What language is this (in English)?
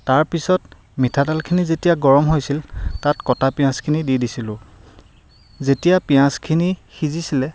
Assamese